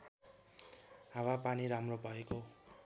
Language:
Nepali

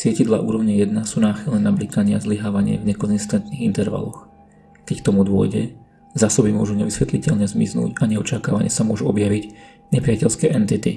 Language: Slovak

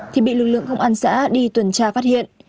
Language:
Vietnamese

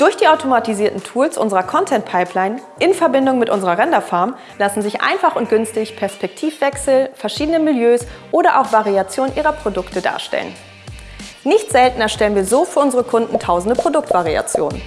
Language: German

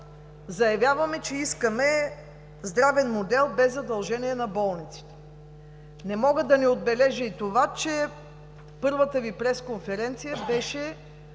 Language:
Bulgarian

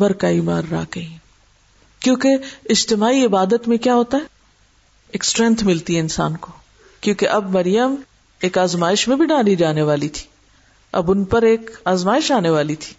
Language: Urdu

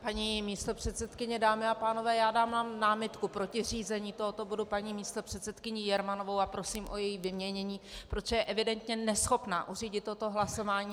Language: Czech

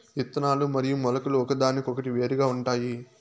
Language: Telugu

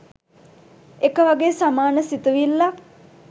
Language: Sinhala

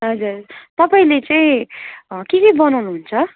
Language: Nepali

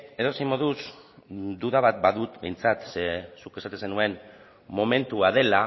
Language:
Basque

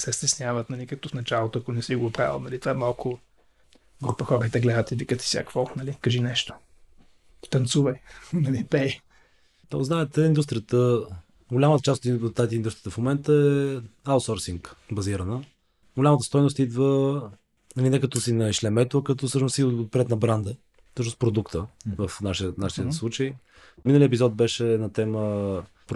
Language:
Bulgarian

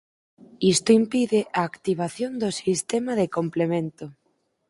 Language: Galician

